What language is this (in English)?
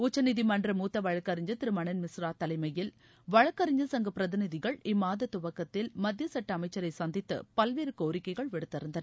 Tamil